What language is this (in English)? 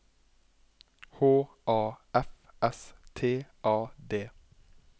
Norwegian